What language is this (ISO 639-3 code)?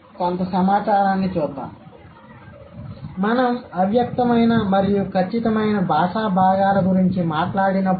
tel